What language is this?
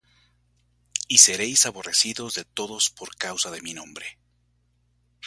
Spanish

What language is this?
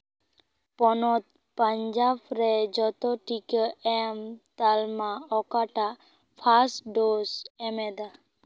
Santali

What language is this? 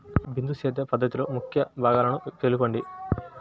Telugu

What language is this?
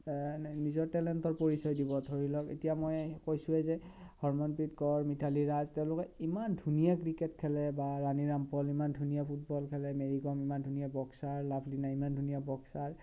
Assamese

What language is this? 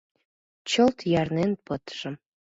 Mari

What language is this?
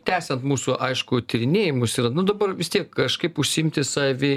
Lithuanian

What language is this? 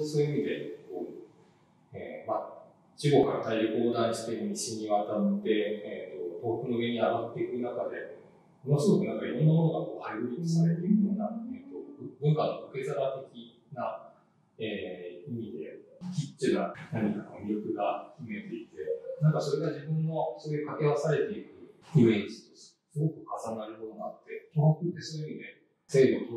Japanese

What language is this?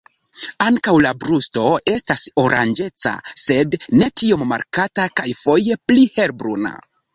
Esperanto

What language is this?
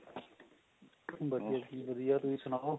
Punjabi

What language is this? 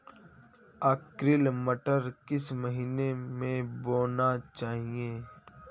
Hindi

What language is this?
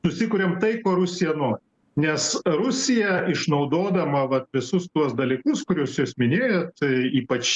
Lithuanian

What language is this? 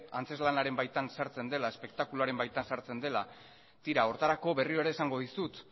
Basque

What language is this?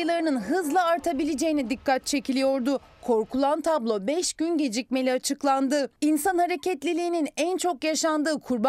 Turkish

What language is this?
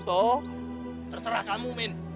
Indonesian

